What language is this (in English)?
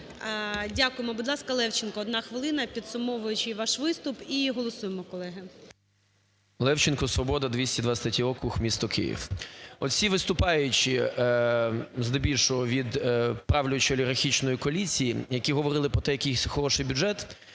Ukrainian